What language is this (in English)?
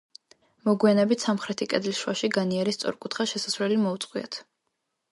Georgian